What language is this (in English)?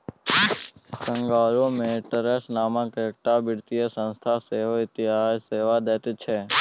Maithili